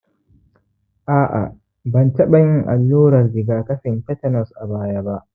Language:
Hausa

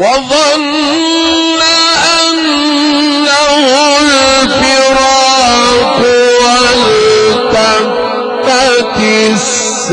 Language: Arabic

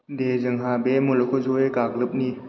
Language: Bodo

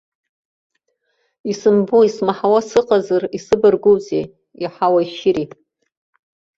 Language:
Abkhazian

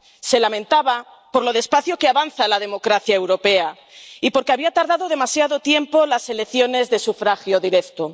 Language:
Spanish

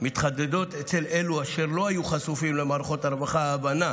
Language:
Hebrew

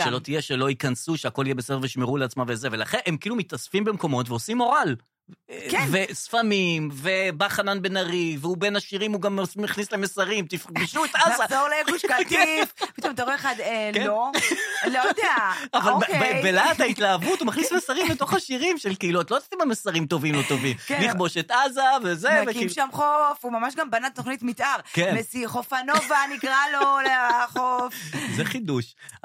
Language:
Hebrew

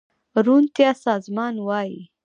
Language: Pashto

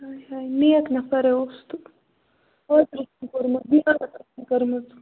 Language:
Kashmiri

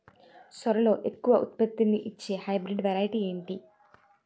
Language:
Telugu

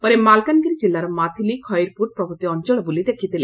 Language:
Odia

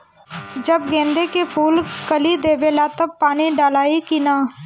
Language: Bhojpuri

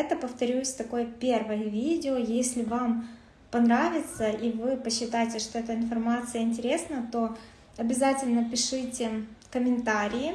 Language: Russian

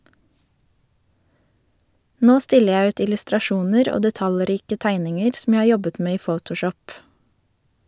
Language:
Norwegian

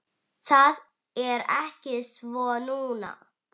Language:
Icelandic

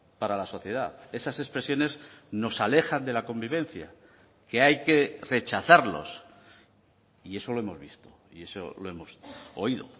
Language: Spanish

